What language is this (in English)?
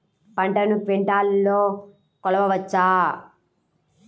Telugu